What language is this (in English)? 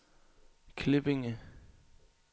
Danish